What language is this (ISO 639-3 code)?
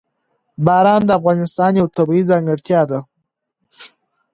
pus